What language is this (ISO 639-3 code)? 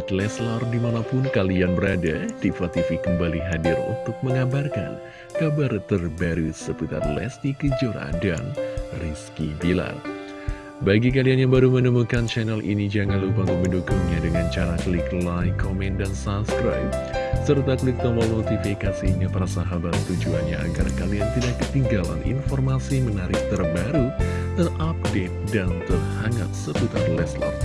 ind